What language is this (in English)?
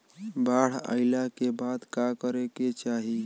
Bhojpuri